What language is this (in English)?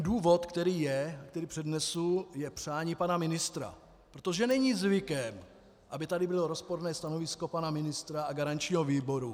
Czech